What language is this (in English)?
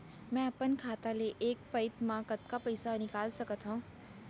Chhattisgarhi